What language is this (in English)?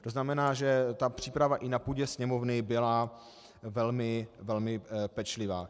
Czech